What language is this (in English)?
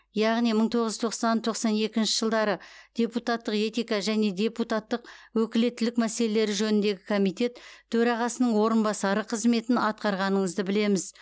Kazakh